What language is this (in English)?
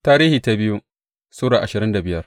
Hausa